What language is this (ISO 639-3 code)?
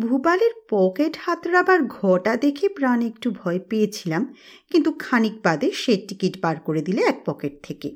ben